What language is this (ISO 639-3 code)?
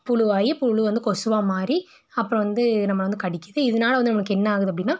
tam